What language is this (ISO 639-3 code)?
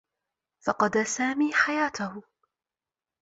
ara